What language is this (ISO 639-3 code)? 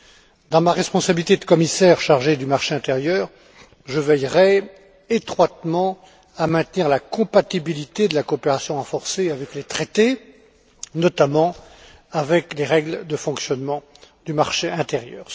fra